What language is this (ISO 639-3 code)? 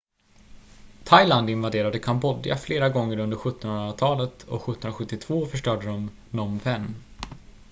swe